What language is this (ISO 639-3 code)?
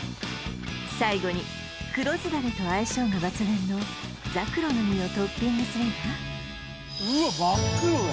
jpn